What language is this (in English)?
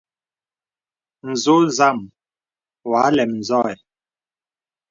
Bebele